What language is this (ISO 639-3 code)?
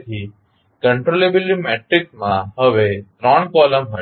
guj